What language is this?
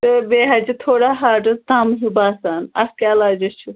Kashmiri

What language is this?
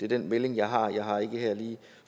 Danish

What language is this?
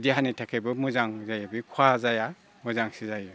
Bodo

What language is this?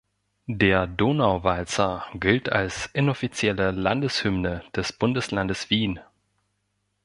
German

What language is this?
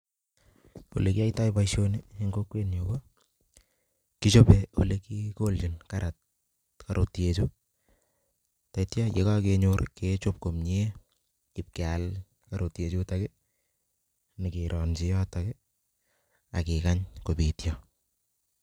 Kalenjin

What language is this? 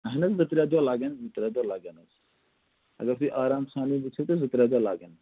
Kashmiri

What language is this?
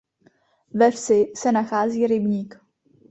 Czech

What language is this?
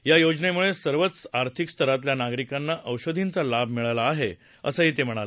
Marathi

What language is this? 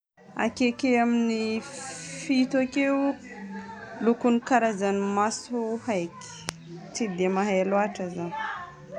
Northern Betsimisaraka Malagasy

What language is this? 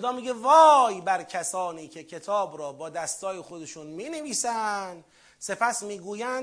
Persian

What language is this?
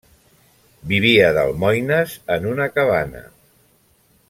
Catalan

